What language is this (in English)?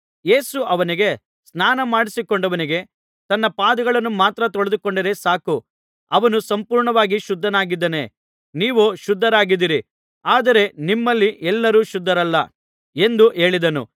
Kannada